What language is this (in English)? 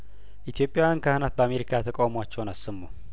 Amharic